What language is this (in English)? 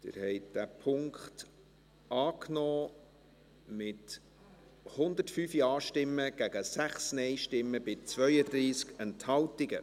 Swiss German